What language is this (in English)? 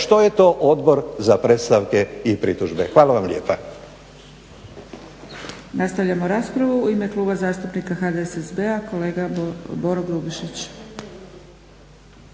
Croatian